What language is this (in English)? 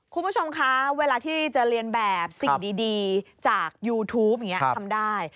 Thai